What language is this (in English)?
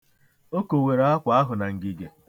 Igbo